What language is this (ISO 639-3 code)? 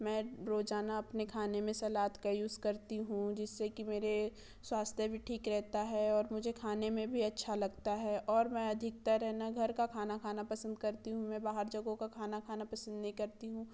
hin